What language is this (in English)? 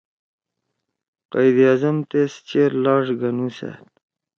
Torwali